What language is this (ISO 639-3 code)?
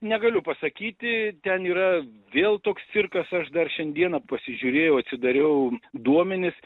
lit